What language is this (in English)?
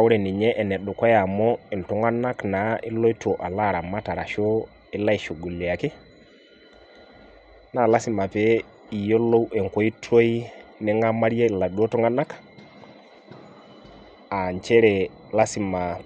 Masai